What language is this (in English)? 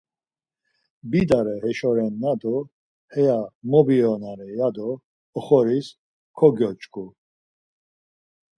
Laz